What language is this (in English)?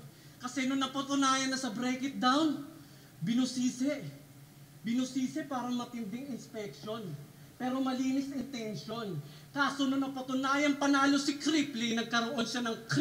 Filipino